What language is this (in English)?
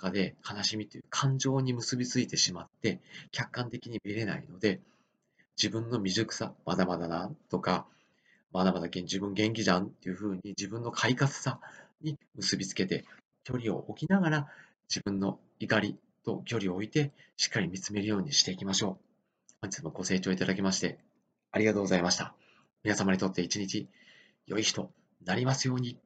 Japanese